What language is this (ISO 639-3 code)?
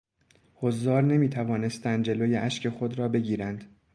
fas